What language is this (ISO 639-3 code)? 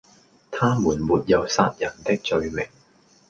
yue